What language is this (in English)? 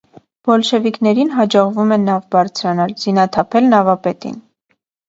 Armenian